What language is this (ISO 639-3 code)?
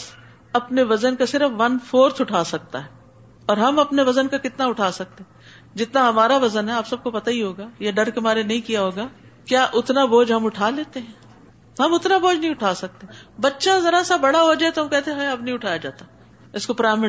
urd